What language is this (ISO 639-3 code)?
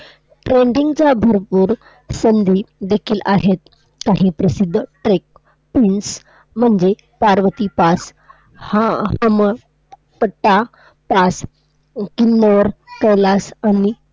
mar